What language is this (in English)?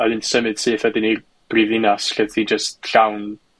Welsh